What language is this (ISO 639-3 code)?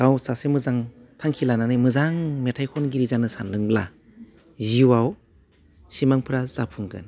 brx